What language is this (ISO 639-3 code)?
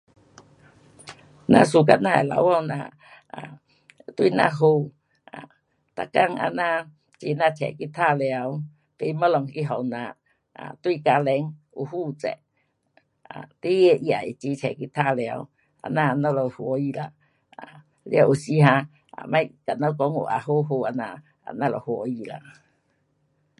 cpx